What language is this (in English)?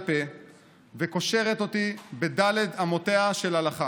Hebrew